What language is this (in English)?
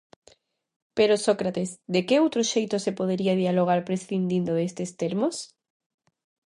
Galician